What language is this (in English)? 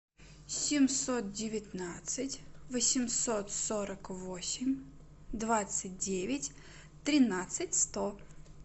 Russian